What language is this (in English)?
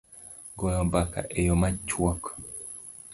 Luo (Kenya and Tanzania)